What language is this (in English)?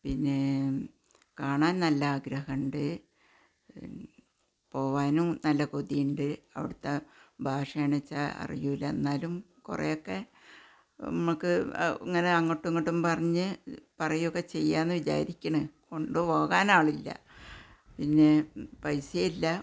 Malayalam